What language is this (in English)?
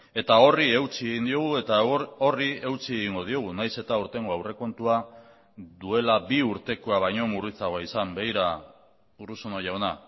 Basque